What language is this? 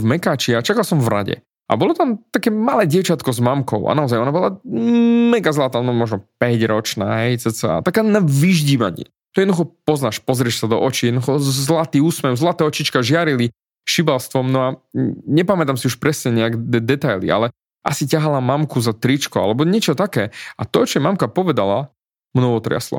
Slovak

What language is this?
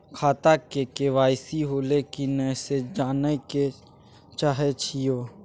Maithili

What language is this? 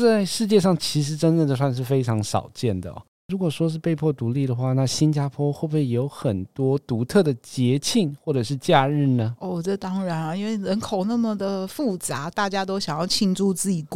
Chinese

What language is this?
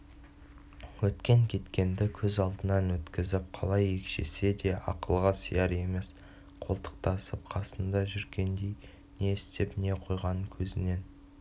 Kazakh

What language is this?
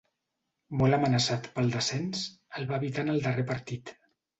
Catalan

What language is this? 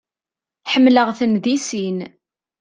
Kabyle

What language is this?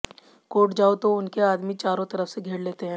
Hindi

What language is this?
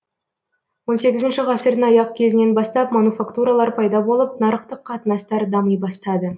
Kazakh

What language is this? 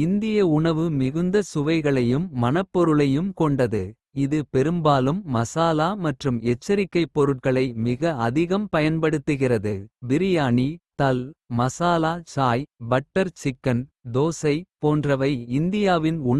Kota (India)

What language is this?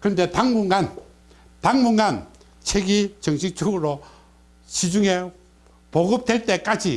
Korean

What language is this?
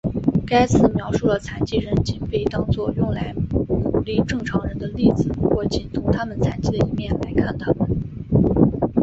Chinese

